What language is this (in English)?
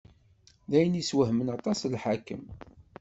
Kabyle